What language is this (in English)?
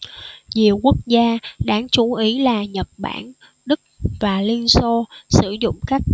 Vietnamese